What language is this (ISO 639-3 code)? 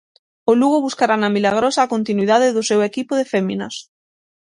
glg